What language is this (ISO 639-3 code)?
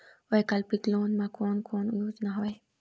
hne